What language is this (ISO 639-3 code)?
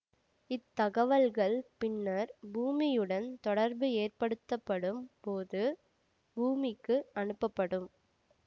tam